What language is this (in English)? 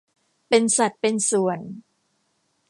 Thai